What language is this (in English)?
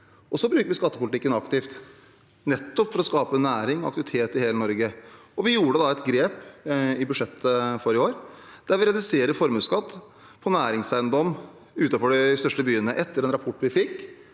Norwegian